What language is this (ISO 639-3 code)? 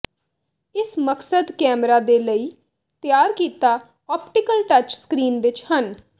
pan